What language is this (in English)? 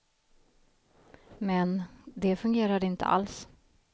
Swedish